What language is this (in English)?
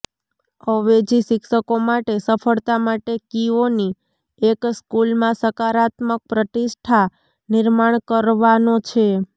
Gujarati